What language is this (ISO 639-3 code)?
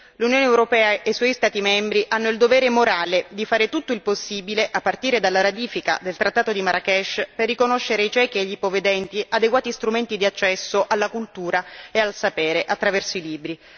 ita